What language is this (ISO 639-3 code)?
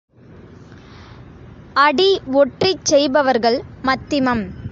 tam